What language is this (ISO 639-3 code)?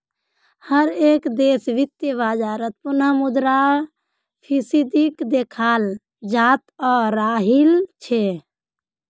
mag